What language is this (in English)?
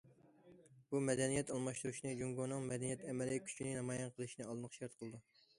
Uyghur